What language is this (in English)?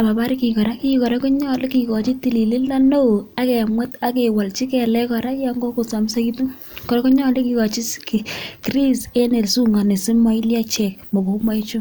Kalenjin